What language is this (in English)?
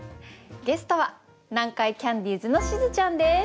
Japanese